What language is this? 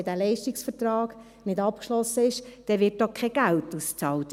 Swiss German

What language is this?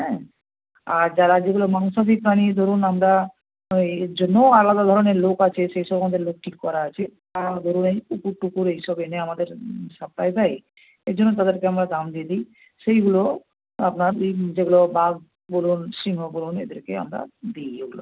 Bangla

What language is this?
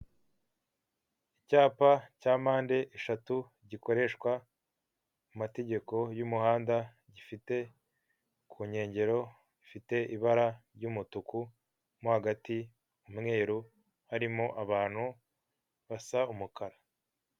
Kinyarwanda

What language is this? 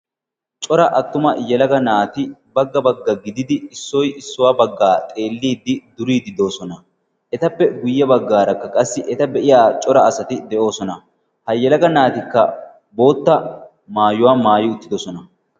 Wolaytta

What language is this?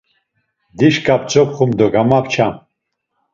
Laz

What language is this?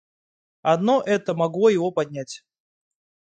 Russian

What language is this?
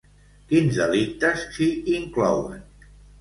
Catalan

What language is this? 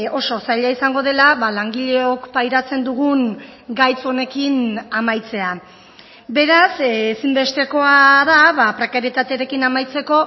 Basque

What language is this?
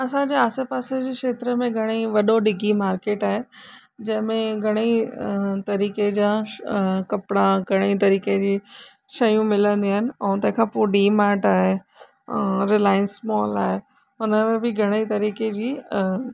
Sindhi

